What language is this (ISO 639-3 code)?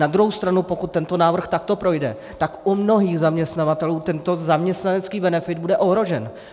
ces